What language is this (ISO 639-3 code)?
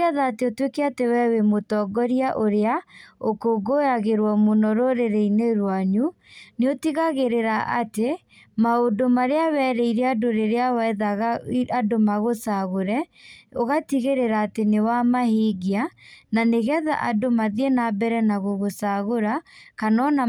kik